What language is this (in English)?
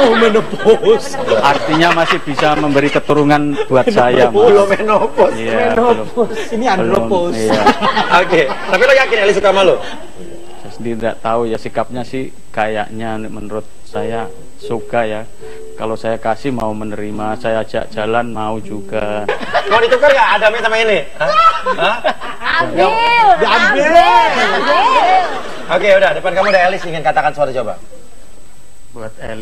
Indonesian